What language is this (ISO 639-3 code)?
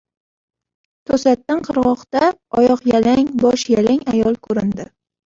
uzb